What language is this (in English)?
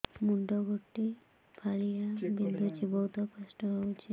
Odia